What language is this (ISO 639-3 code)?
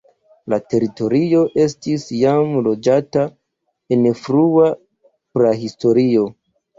epo